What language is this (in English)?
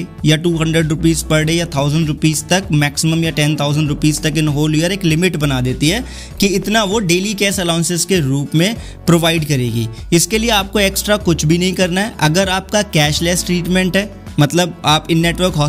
Hindi